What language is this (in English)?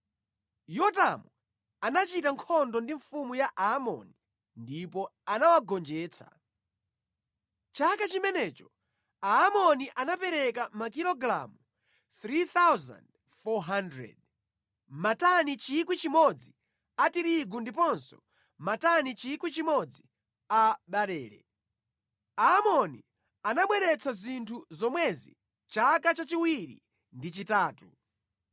Nyanja